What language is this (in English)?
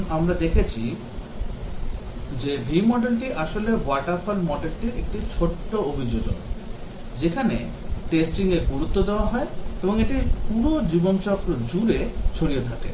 Bangla